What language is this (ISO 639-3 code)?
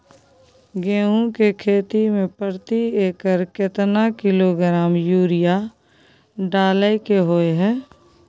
mai